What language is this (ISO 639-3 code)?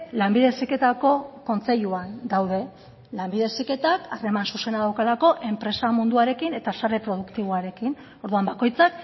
eus